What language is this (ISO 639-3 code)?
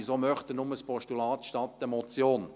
gsw